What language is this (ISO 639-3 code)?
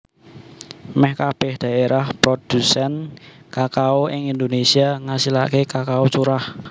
jav